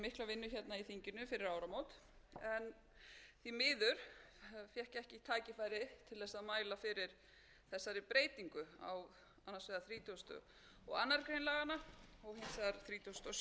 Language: Icelandic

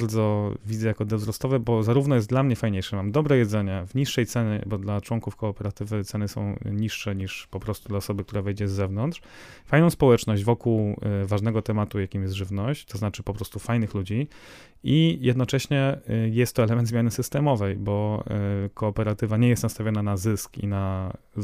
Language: Polish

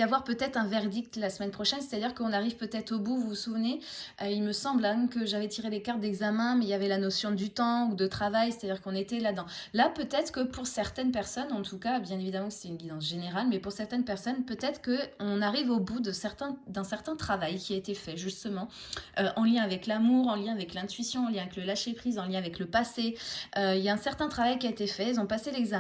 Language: French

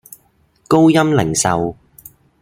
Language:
Cantonese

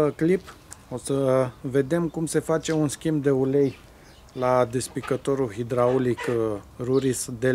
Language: Romanian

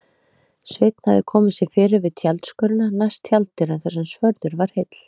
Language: Icelandic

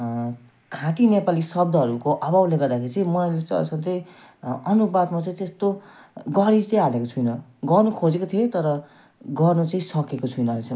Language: Nepali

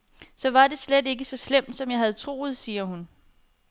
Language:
Danish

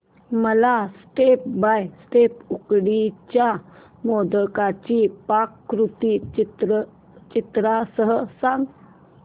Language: Marathi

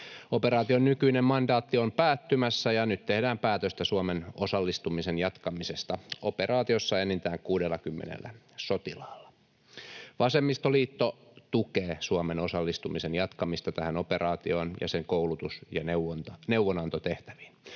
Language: Finnish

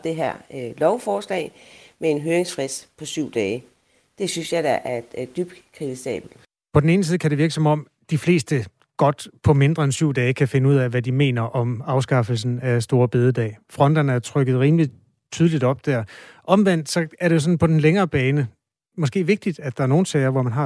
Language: Danish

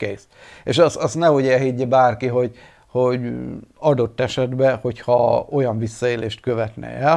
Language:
Hungarian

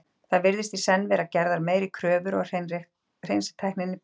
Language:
Icelandic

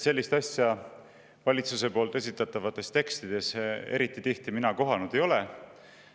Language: Estonian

